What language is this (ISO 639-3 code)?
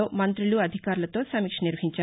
tel